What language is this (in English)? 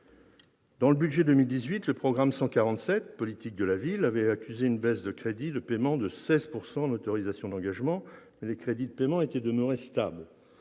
French